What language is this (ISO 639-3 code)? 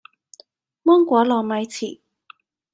yue